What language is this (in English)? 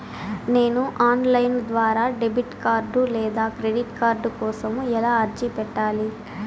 Telugu